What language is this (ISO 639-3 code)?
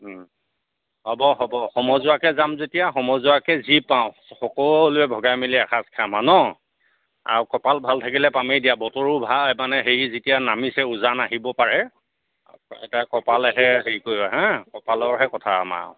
asm